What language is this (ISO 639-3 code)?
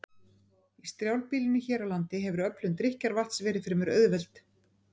isl